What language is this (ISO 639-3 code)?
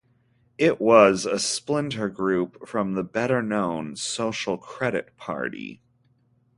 eng